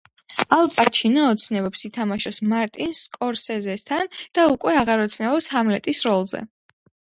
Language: Georgian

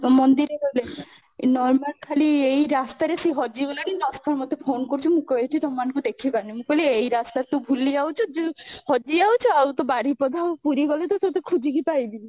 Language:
Odia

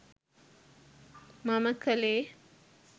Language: Sinhala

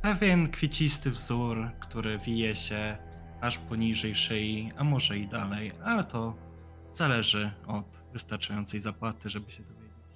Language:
Polish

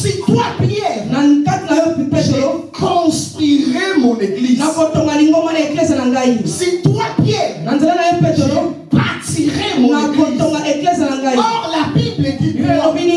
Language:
French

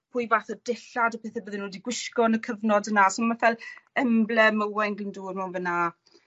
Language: Welsh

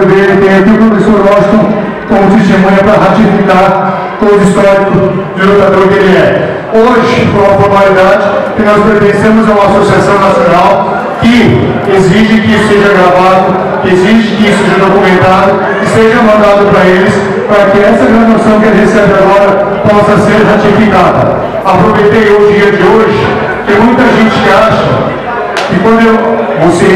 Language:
Portuguese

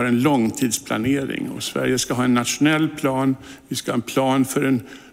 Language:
Swedish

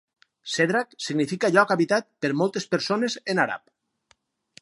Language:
Catalan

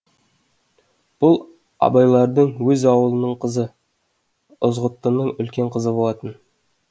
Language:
Kazakh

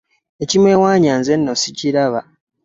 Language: Ganda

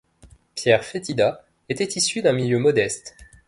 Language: French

